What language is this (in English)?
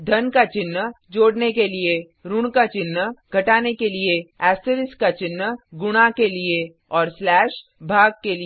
Hindi